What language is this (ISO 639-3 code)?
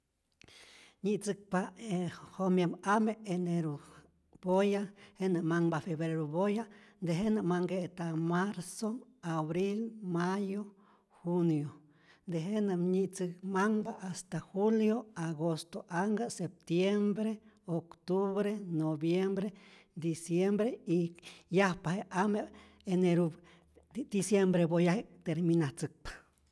zor